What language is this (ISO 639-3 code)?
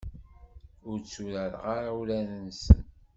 kab